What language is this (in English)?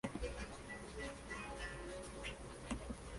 Spanish